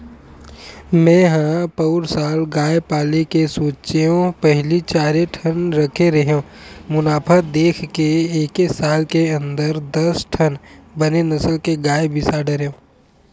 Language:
Chhattisgarhi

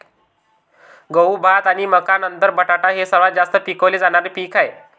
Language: Marathi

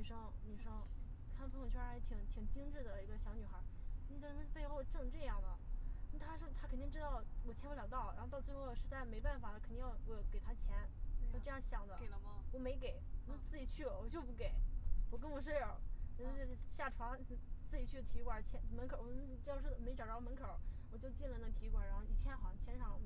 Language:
Chinese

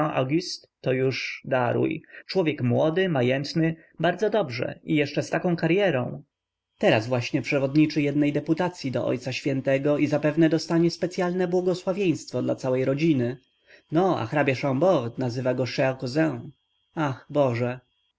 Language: Polish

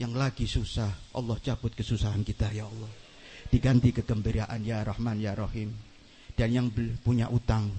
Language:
Indonesian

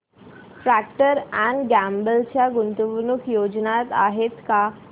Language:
Marathi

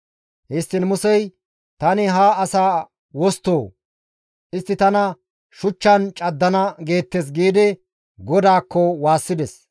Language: Gamo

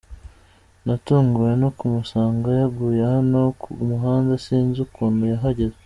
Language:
Kinyarwanda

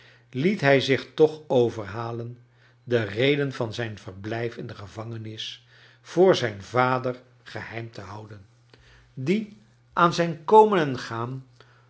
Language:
Dutch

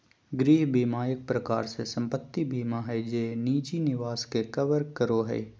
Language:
Magahi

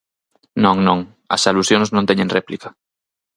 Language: Galician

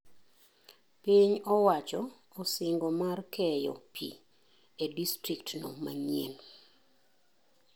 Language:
Luo (Kenya and Tanzania)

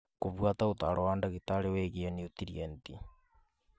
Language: Kikuyu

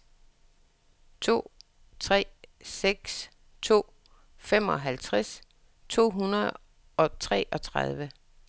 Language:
Danish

